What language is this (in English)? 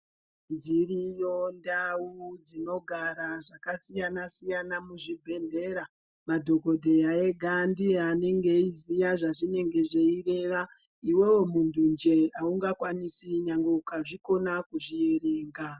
Ndau